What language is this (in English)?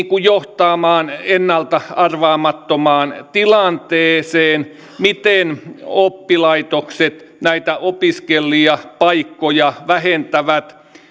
Finnish